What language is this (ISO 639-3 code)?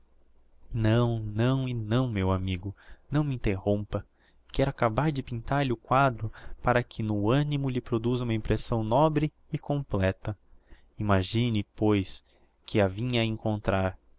por